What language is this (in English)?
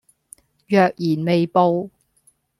Cantonese